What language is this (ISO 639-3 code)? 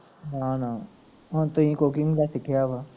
pan